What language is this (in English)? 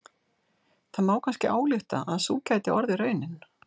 Icelandic